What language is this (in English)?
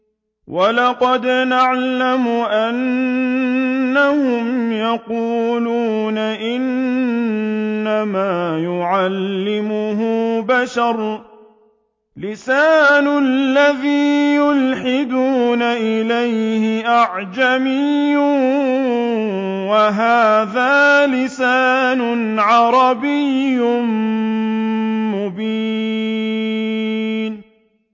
Arabic